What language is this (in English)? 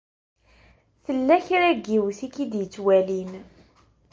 Kabyle